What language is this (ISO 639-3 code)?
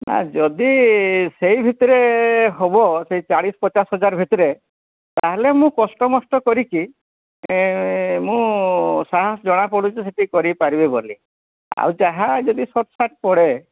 ori